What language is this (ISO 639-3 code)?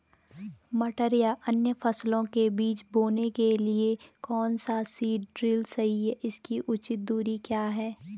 hin